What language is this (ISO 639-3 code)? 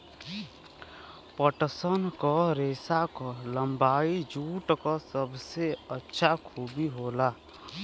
bho